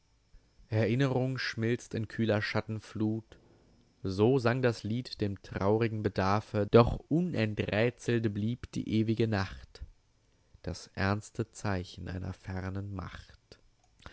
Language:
German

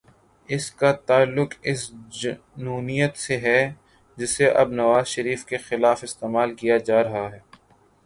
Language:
Urdu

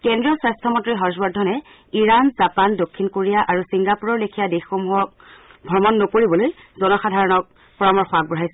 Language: Assamese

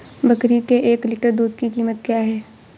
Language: Hindi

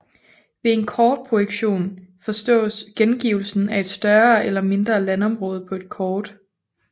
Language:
Danish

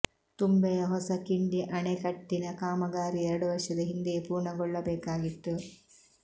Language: Kannada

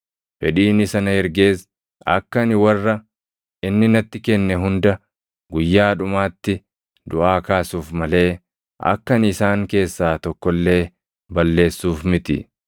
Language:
Oromo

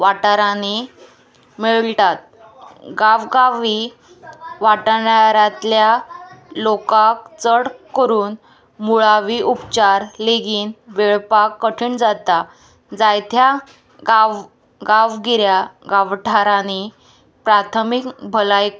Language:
Konkani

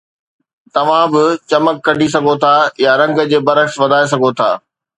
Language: Sindhi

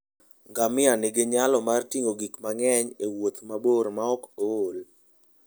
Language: Luo (Kenya and Tanzania)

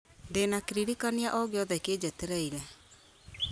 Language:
Kikuyu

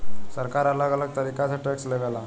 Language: Bhojpuri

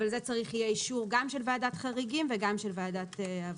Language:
Hebrew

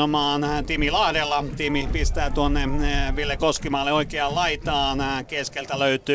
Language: Finnish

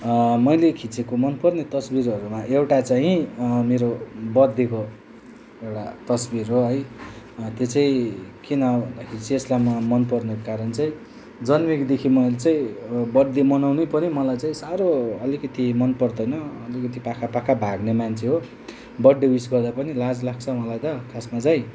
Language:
Nepali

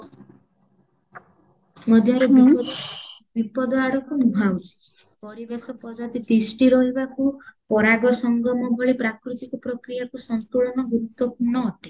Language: Odia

